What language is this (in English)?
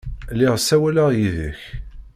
Kabyle